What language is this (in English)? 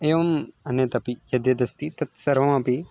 Sanskrit